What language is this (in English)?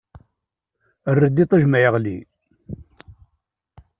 Kabyle